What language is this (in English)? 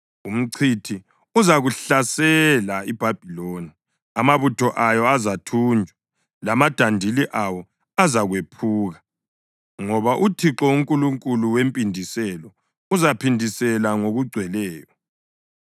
North Ndebele